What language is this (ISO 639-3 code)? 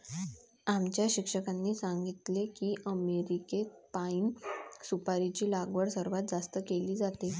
mar